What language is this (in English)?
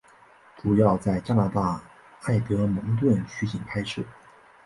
Chinese